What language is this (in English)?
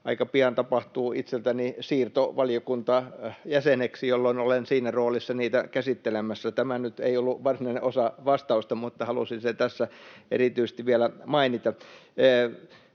Finnish